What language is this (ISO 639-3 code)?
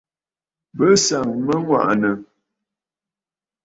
bfd